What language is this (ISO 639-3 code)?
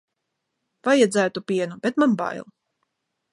lav